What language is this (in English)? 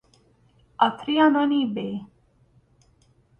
Hungarian